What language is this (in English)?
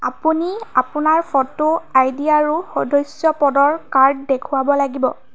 Assamese